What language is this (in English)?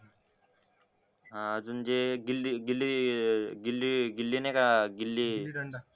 Marathi